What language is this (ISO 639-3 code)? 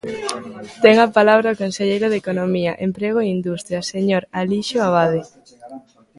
glg